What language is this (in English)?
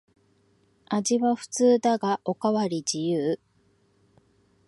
Japanese